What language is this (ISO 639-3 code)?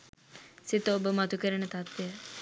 sin